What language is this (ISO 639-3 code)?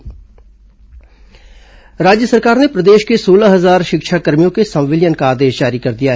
hin